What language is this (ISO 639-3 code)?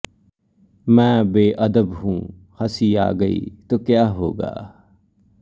pan